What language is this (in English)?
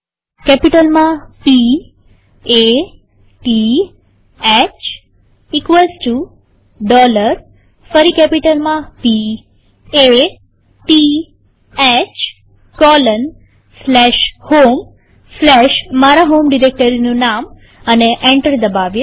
Gujarati